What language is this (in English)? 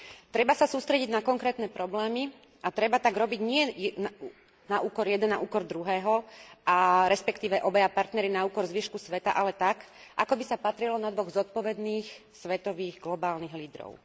Slovak